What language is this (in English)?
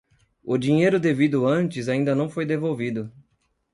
Portuguese